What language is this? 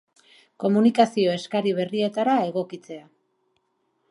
Basque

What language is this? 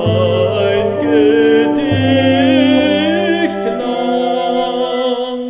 Romanian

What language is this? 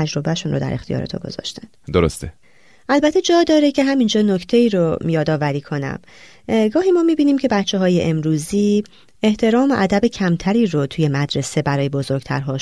Persian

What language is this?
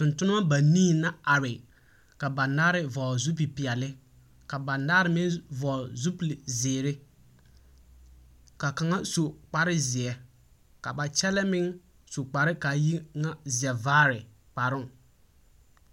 Southern Dagaare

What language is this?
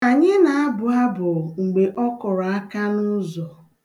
Igbo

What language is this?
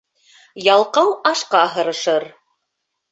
Bashkir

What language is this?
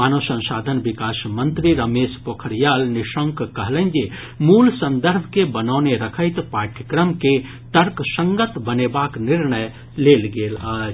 Maithili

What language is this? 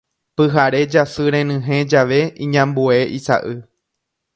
Guarani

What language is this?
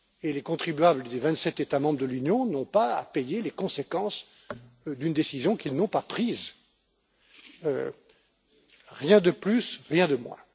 French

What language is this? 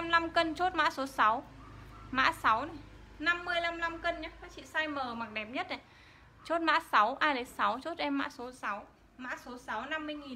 Vietnamese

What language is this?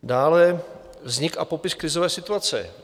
Czech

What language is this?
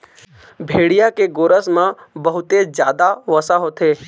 Chhattisgarhi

